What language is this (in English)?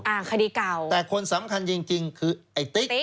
Thai